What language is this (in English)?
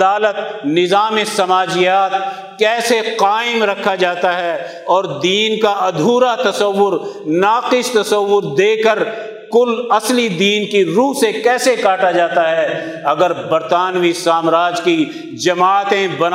Urdu